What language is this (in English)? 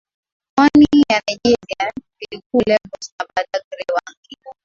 Swahili